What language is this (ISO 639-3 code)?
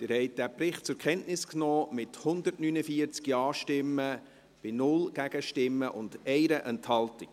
gsw